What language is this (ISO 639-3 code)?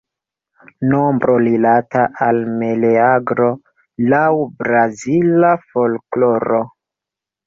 epo